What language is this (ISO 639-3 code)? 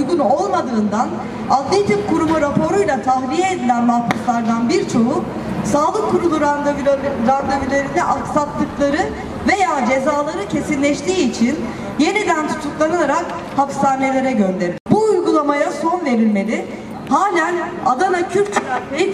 tur